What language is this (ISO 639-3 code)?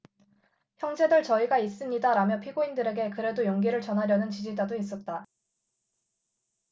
kor